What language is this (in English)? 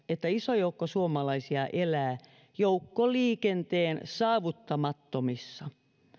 Finnish